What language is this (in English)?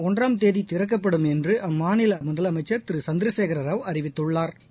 Tamil